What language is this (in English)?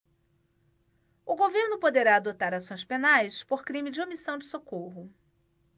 Portuguese